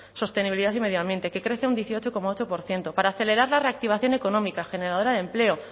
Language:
Spanish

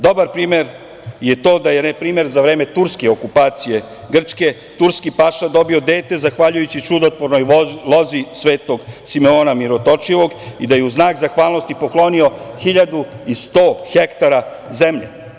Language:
Serbian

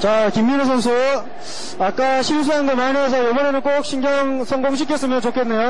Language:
Korean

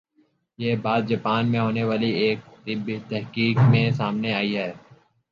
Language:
Urdu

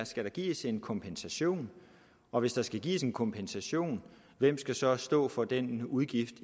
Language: Danish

